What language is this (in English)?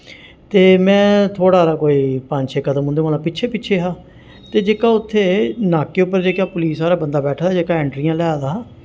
Dogri